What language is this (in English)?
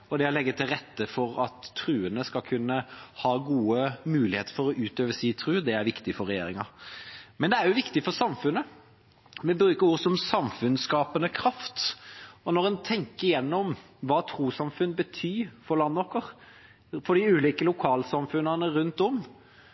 Norwegian Bokmål